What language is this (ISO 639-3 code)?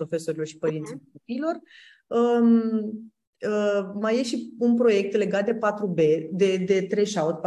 ron